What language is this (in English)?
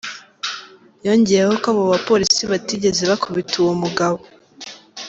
Kinyarwanda